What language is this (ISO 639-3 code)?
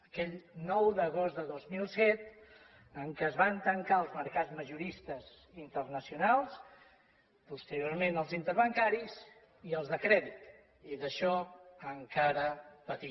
cat